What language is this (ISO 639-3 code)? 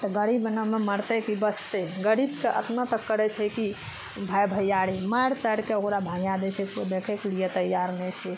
mai